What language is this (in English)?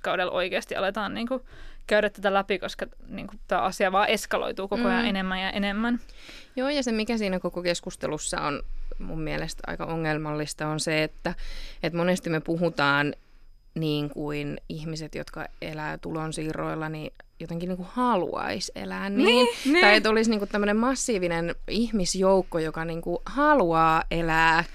Finnish